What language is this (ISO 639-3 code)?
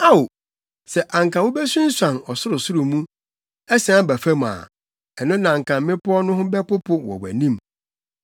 aka